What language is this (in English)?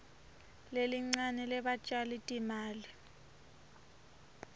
Swati